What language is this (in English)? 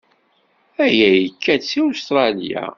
Kabyle